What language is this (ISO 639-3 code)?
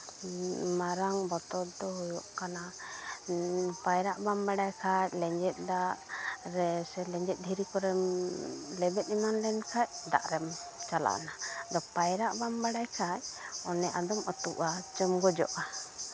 sat